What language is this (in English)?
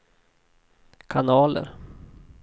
Swedish